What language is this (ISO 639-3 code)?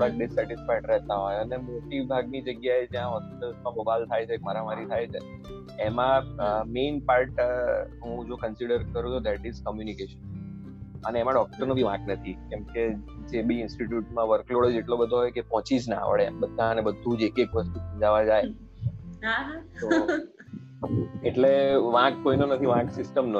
guj